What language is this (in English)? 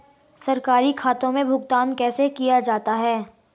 Hindi